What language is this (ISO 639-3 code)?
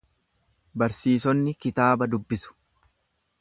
orm